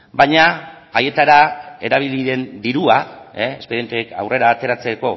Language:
Basque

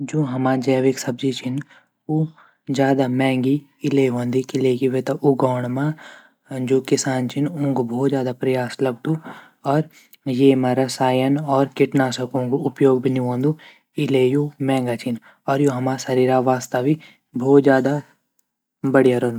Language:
Garhwali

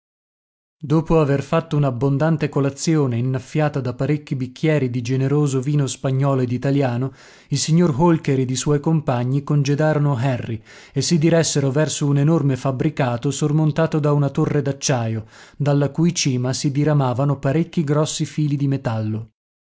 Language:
Italian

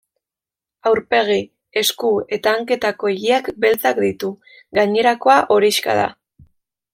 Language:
Basque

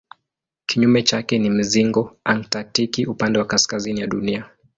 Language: Swahili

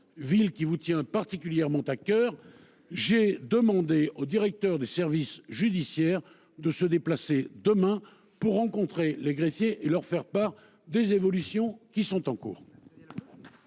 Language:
French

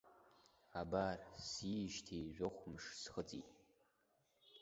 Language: Abkhazian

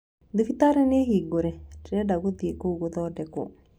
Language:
Kikuyu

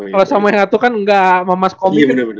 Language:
Indonesian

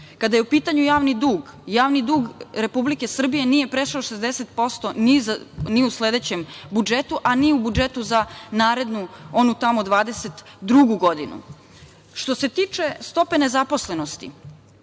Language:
Serbian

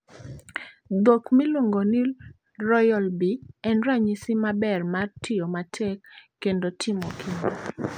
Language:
Luo (Kenya and Tanzania)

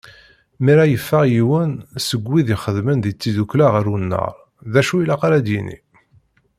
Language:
Kabyle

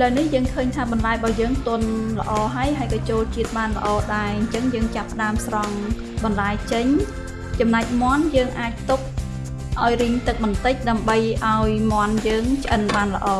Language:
Vietnamese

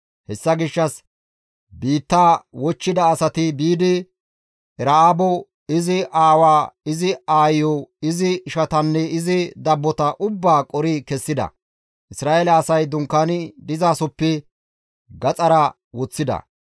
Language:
Gamo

